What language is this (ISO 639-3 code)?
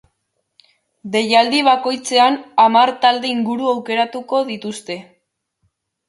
eus